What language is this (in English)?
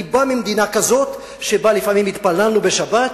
Hebrew